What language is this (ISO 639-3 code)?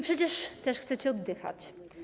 pol